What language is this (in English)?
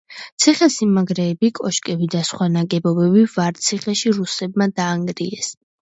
Georgian